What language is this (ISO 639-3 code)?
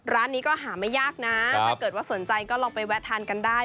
tha